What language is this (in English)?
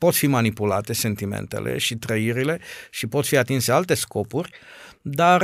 Romanian